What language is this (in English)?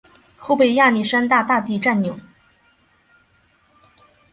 Chinese